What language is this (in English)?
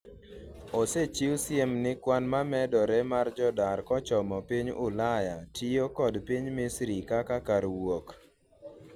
Luo (Kenya and Tanzania)